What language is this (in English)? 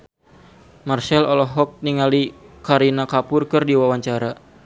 Sundanese